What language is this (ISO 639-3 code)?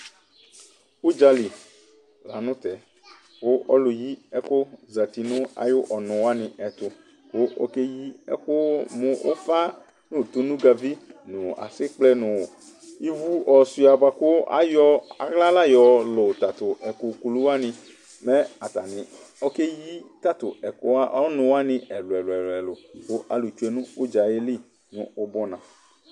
kpo